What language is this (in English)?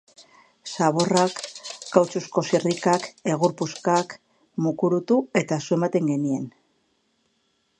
Basque